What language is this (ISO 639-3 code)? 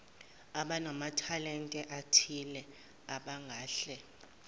zul